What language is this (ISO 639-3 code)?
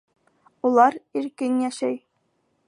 bak